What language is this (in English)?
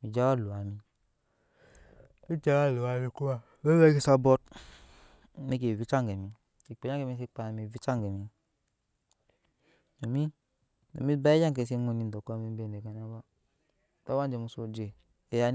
Nyankpa